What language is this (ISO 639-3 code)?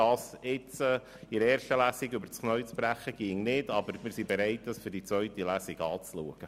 gsw